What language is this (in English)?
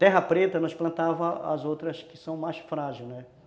Portuguese